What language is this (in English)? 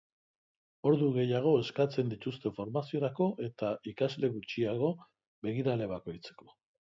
Basque